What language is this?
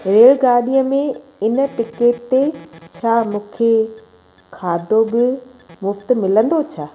Sindhi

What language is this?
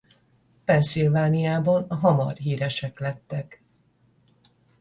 Hungarian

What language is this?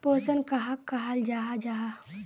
Magahi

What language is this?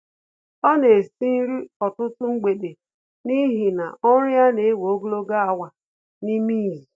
Igbo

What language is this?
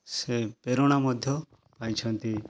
Odia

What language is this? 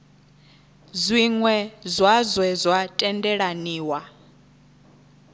Venda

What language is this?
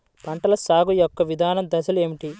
Telugu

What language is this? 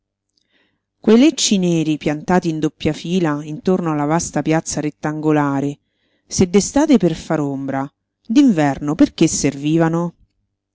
Italian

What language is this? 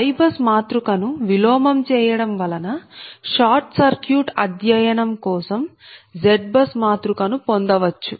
Telugu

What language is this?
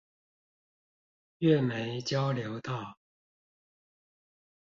Chinese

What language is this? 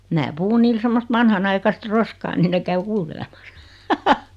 Finnish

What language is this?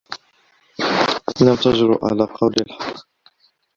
Arabic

